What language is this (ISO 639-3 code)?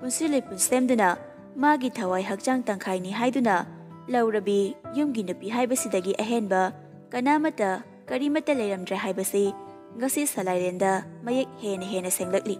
kor